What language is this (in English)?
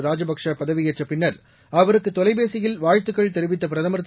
Tamil